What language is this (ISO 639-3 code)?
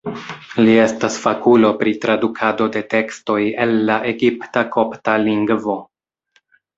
epo